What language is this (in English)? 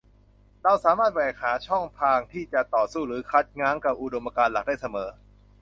Thai